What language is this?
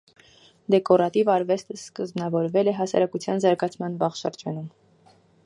Armenian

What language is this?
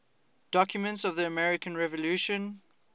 English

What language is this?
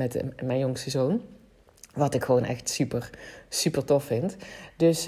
Dutch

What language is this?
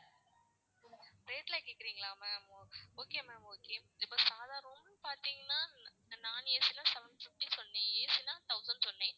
Tamil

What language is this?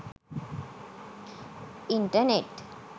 Sinhala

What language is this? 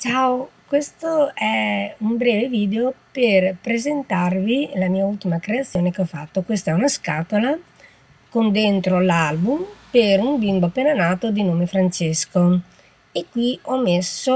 Italian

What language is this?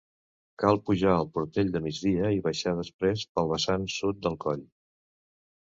Catalan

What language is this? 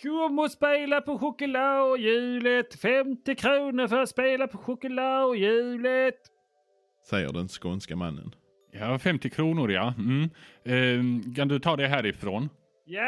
Swedish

